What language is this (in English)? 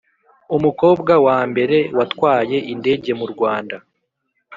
Kinyarwanda